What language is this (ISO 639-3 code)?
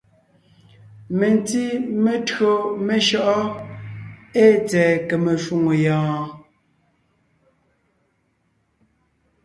nnh